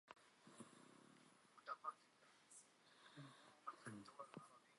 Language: Central Kurdish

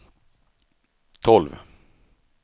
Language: Swedish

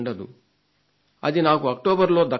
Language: Telugu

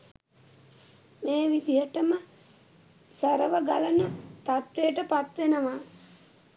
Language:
Sinhala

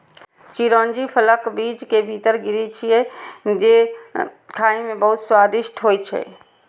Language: Maithili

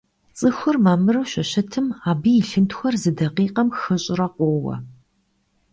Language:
Kabardian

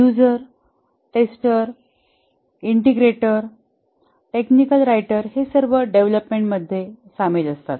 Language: Marathi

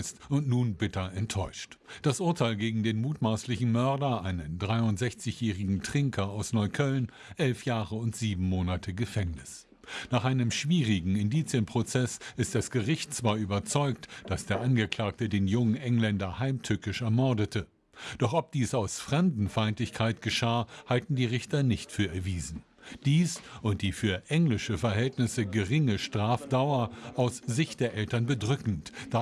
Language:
German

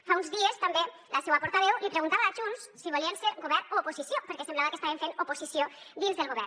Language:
Catalan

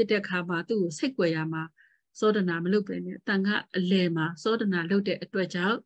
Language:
Vietnamese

